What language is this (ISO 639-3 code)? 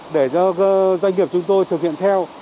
vie